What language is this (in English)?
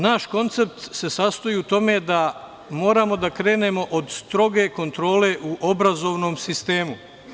Serbian